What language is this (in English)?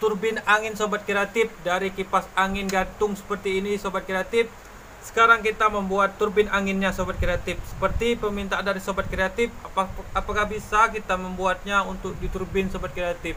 Indonesian